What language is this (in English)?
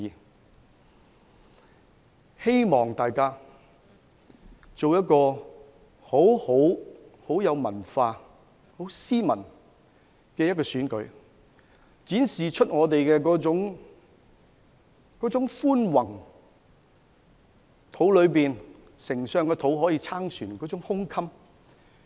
Cantonese